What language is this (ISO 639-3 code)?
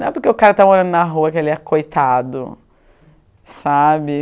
por